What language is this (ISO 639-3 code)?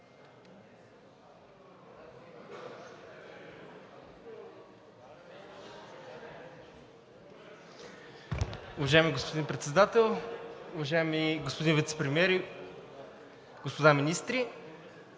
bul